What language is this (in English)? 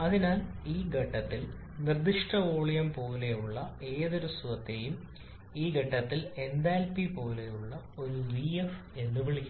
Malayalam